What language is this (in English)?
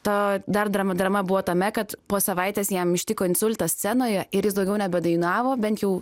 Lithuanian